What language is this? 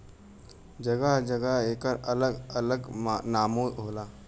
Bhojpuri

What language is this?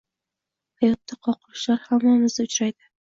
Uzbek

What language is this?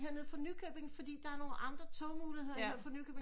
Danish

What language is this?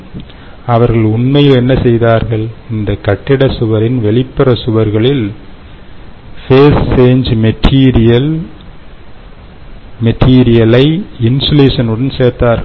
Tamil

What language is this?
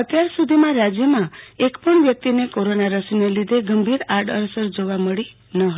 Gujarati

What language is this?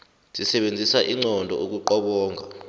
South Ndebele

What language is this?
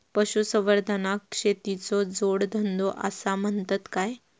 Marathi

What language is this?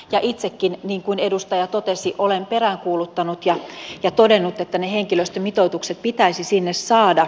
Finnish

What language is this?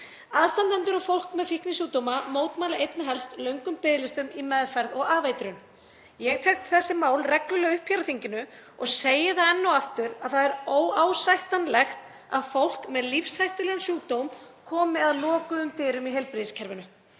Icelandic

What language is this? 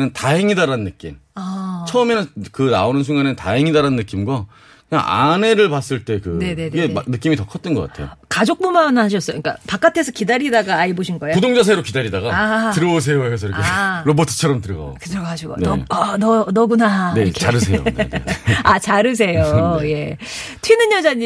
Korean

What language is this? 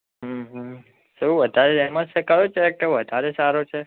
Gujarati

